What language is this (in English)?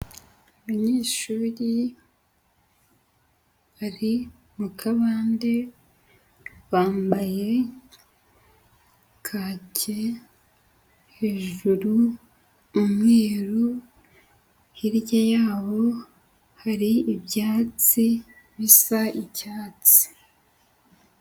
Kinyarwanda